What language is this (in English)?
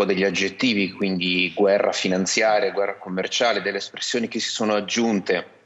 Italian